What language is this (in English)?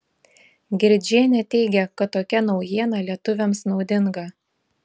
Lithuanian